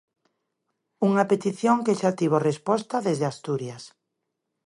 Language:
Galician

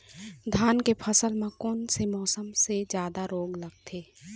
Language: Chhattisgarhi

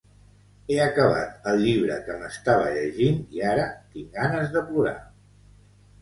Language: Catalan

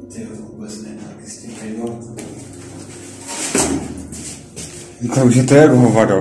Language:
Czech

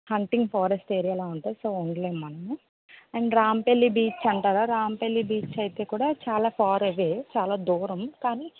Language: Telugu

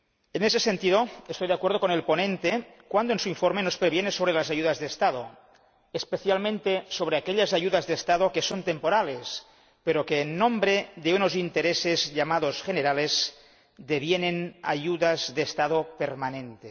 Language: Spanish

